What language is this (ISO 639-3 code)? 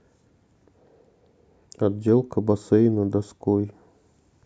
rus